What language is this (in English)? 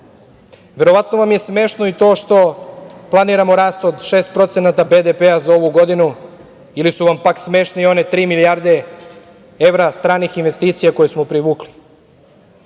Serbian